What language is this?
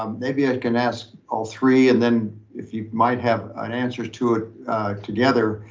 English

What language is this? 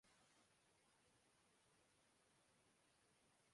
Urdu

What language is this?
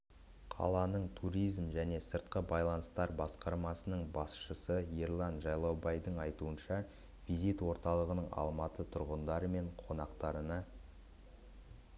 Kazakh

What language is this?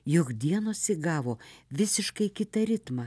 Lithuanian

